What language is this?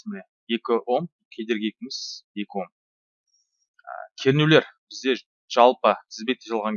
Turkish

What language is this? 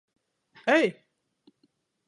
Latgalian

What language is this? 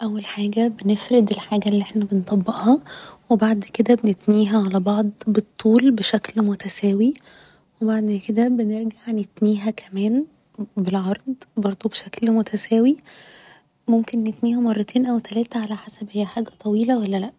Egyptian Arabic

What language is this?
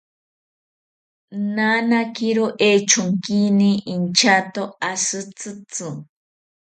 South Ucayali Ashéninka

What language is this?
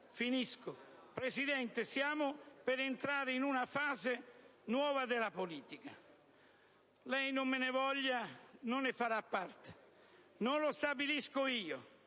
Italian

